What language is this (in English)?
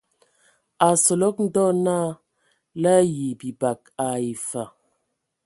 Ewondo